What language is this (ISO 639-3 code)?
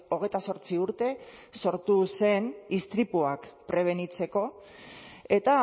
eus